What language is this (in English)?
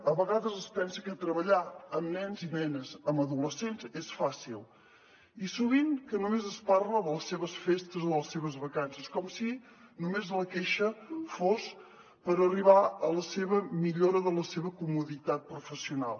Catalan